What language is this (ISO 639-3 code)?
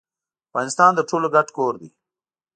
pus